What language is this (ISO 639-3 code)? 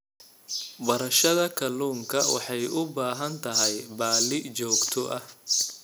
som